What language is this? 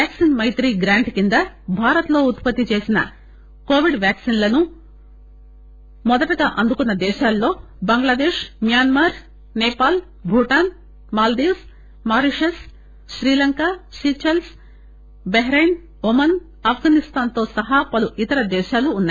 Telugu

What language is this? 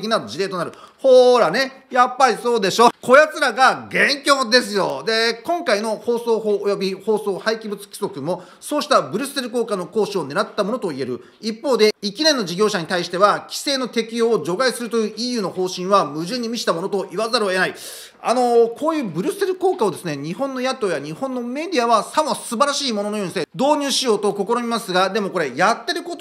Japanese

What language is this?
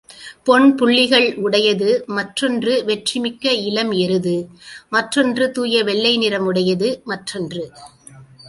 Tamil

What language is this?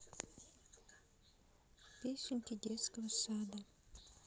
Russian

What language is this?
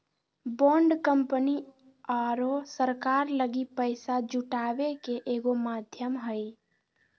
Magahi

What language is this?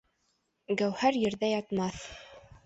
Bashkir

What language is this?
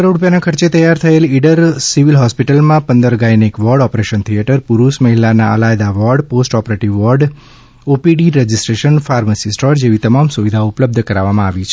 Gujarati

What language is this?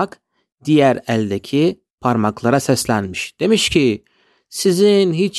Turkish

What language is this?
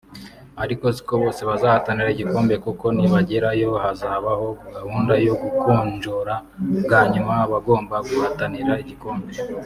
Kinyarwanda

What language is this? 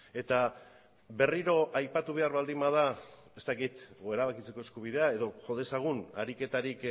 Basque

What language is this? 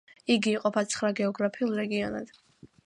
Georgian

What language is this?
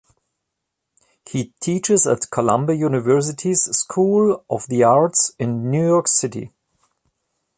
English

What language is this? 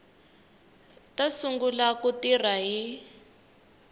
Tsonga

